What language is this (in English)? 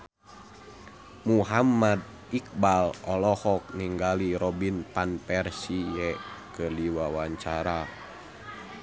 Sundanese